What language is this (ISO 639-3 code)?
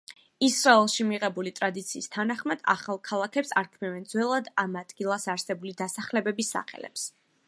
kat